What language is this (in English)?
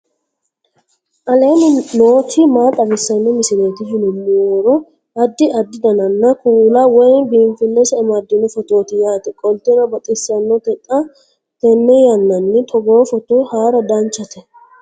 Sidamo